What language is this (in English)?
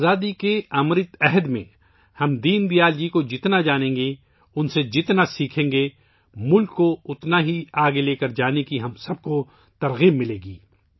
Urdu